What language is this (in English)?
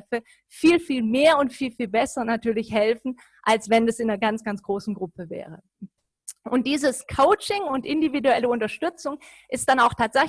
German